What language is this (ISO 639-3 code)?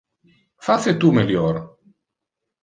ina